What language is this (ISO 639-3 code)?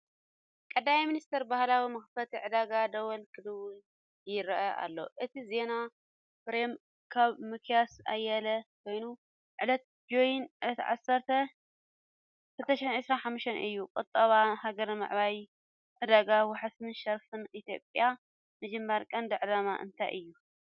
tir